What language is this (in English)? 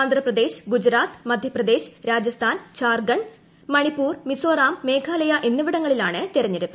Malayalam